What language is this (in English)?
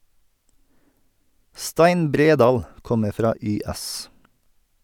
Norwegian